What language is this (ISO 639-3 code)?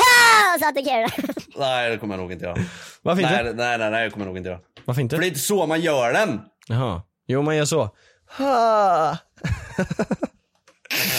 swe